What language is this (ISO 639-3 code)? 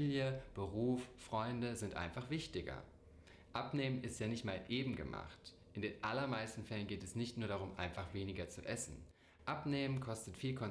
deu